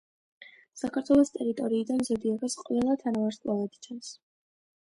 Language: Georgian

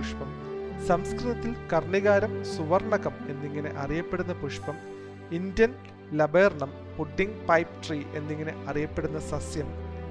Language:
Malayalam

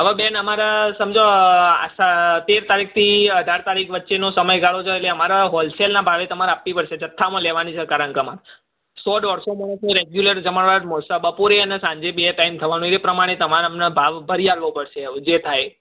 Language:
Gujarati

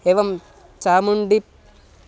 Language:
Sanskrit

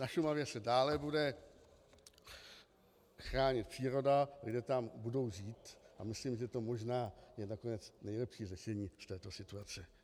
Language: Czech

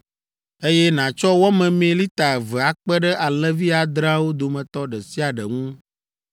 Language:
Ewe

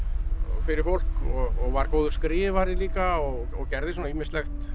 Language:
Icelandic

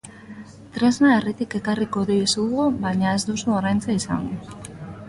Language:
Basque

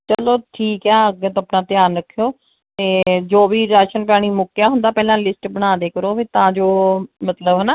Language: Punjabi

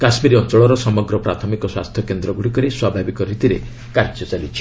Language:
Odia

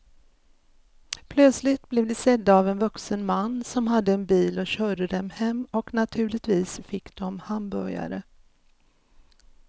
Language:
Swedish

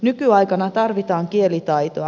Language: Finnish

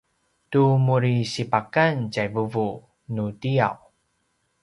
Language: Paiwan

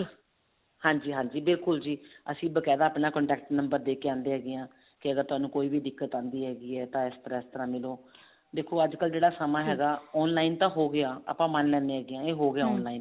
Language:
Punjabi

